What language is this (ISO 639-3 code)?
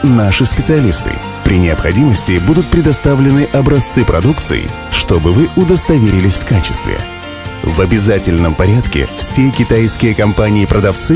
rus